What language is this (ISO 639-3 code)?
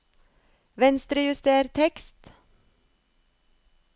nor